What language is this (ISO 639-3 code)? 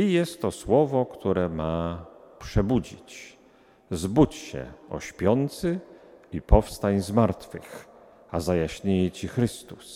pol